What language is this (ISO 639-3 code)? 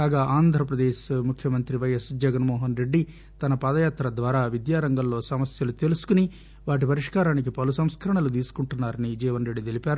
tel